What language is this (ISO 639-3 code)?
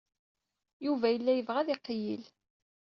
kab